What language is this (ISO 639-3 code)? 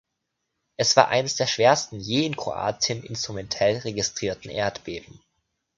deu